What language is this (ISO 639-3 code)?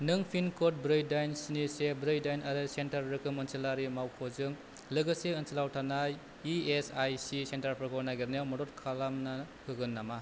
brx